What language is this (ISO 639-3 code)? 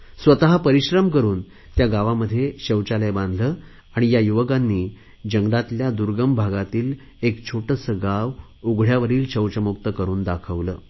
mar